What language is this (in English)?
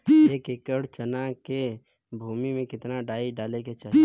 Bhojpuri